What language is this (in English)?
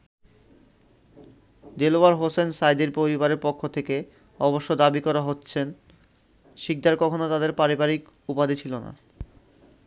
Bangla